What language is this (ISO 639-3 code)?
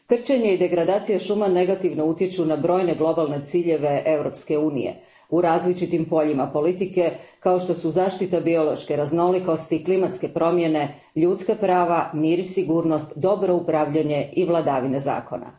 hrv